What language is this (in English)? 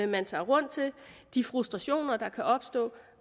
Danish